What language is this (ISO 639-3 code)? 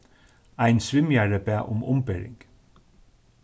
fao